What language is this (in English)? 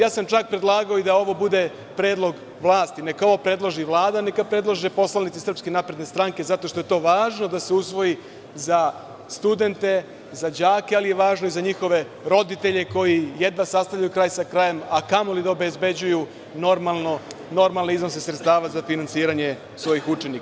Serbian